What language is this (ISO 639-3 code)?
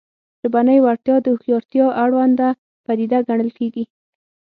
pus